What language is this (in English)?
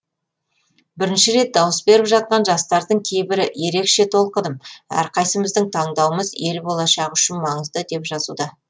Kazakh